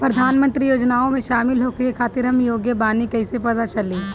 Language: Bhojpuri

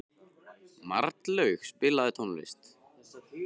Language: Icelandic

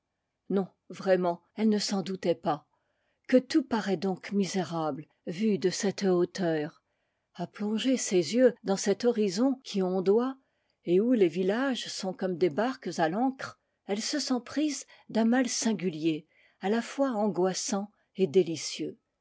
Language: French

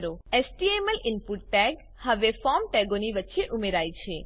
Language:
Gujarati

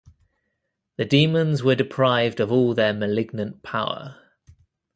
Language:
English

